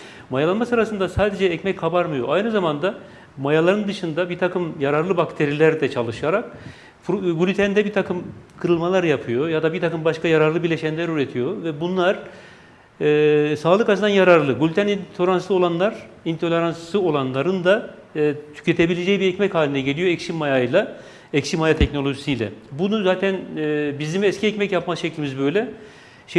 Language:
Turkish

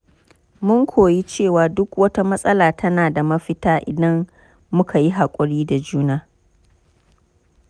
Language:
Hausa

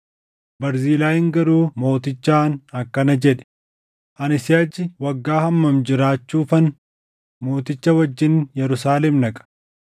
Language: Oromo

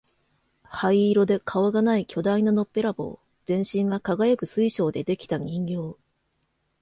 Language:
Japanese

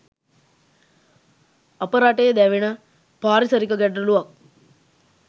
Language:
Sinhala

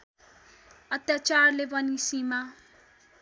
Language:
Nepali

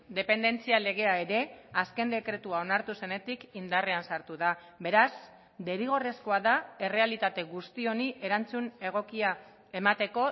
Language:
Basque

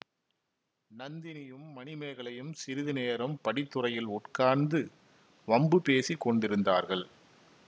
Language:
Tamil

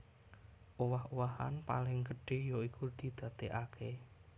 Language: Javanese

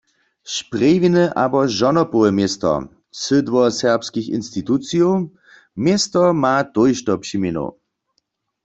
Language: Upper Sorbian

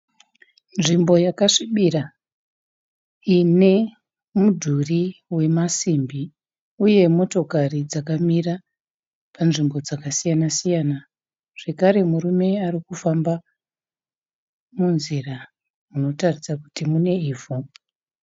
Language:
Shona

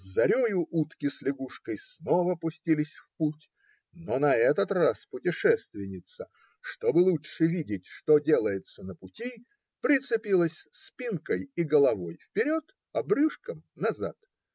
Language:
Russian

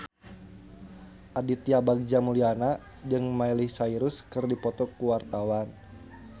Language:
Sundanese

